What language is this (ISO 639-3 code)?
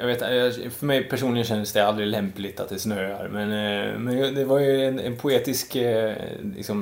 swe